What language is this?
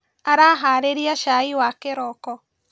Kikuyu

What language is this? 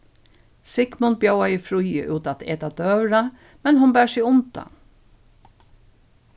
Faroese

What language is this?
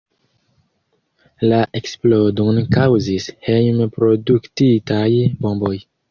Esperanto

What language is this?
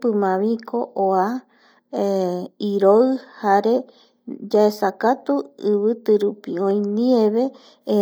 Eastern Bolivian Guaraní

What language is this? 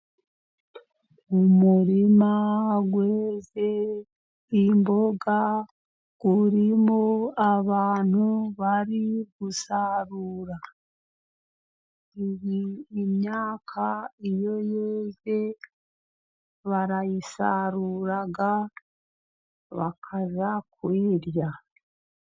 Kinyarwanda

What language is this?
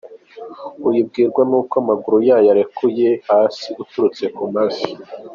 Kinyarwanda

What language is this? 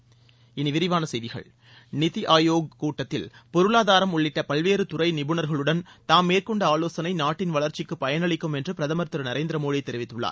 Tamil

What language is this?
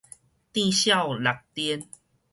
Min Nan Chinese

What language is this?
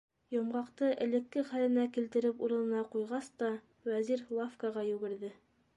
Bashkir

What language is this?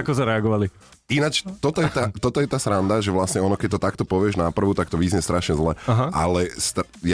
Slovak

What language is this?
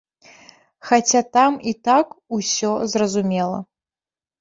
Belarusian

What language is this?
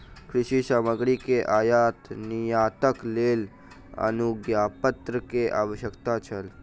Maithili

